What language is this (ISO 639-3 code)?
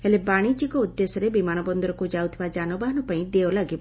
ori